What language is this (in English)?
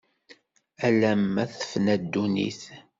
Kabyle